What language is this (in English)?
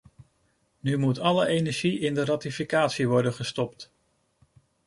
Dutch